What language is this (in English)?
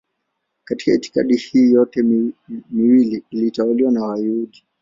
Swahili